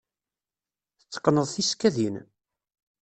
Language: Kabyle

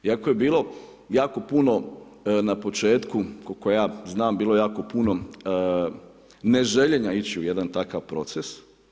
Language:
Croatian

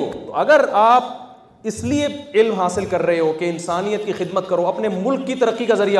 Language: Urdu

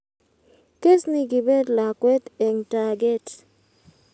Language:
Kalenjin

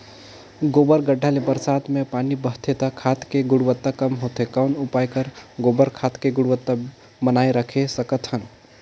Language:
Chhattisgarhi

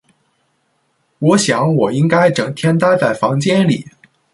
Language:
Chinese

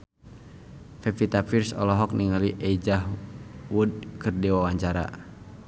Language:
Sundanese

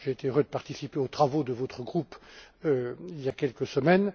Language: French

